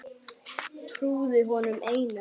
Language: Icelandic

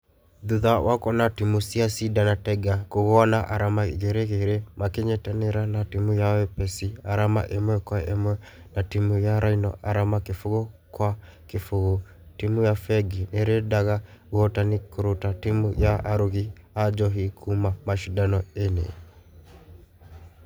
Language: Kikuyu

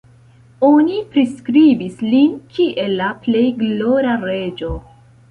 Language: Esperanto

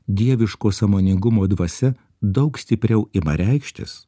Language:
Lithuanian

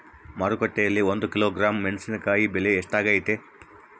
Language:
Kannada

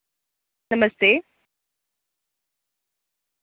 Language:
Dogri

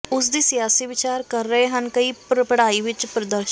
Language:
Punjabi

